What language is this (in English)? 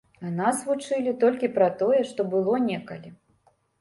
Belarusian